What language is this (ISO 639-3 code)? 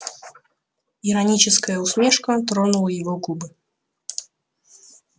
rus